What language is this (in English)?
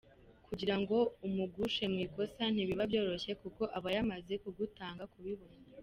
Kinyarwanda